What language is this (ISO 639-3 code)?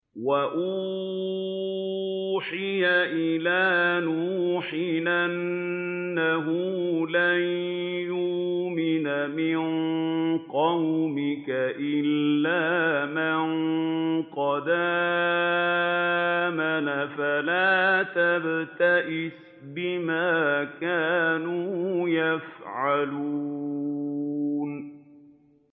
ara